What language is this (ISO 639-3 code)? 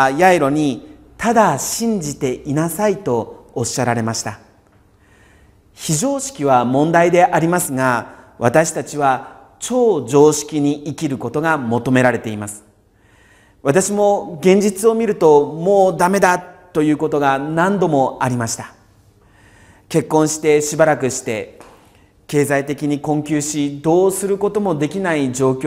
jpn